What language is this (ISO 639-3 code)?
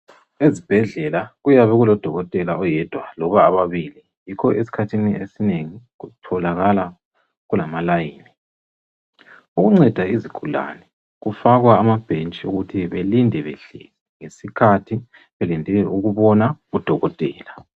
nde